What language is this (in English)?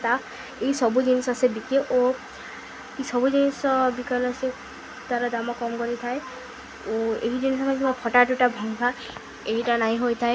Odia